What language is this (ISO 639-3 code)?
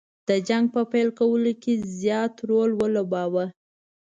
pus